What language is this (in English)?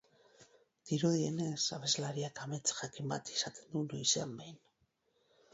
Basque